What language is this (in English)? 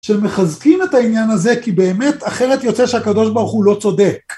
Hebrew